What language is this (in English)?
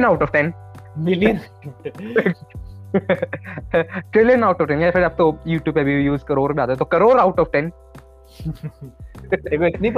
Hindi